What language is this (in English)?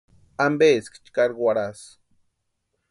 Western Highland Purepecha